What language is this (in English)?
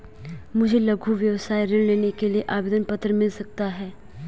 Hindi